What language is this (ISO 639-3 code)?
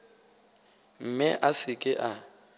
nso